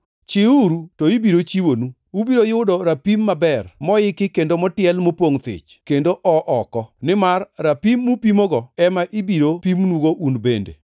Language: Luo (Kenya and Tanzania)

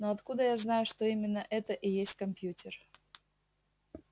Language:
Russian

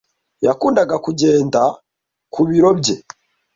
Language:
Kinyarwanda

